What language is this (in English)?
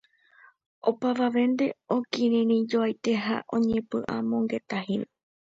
Guarani